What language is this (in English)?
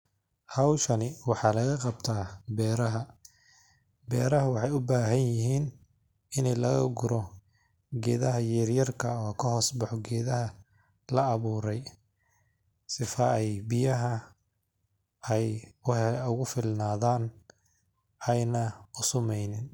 Somali